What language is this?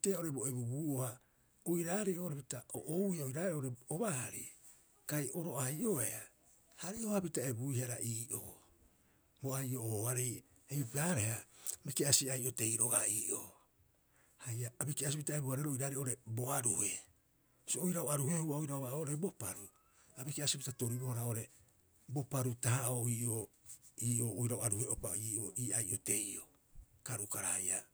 Rapoisi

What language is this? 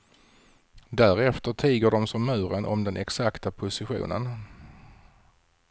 Swedish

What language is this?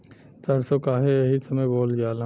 Bhojpuri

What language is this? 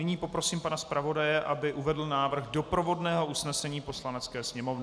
Czech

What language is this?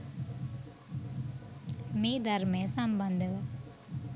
Sinhala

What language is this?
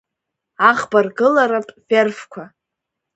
Abkhazian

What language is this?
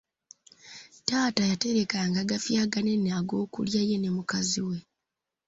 Ganda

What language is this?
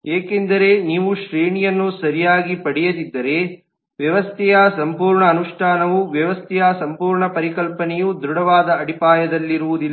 Kannada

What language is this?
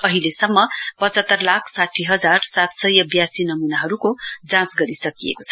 Nepali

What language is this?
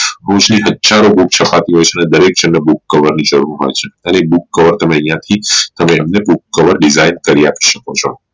Gujarati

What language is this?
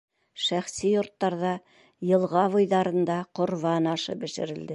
Bashkir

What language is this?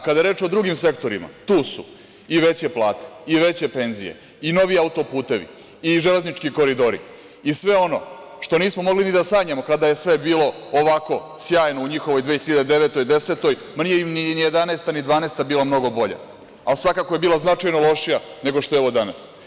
Serbian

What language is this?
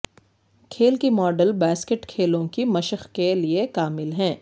Urdu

